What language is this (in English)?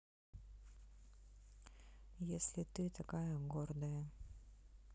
Russian